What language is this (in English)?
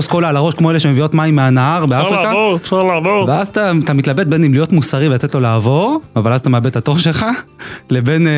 Hebrew